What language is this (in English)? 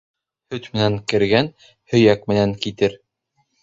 Bashkir